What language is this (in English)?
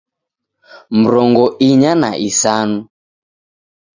Taita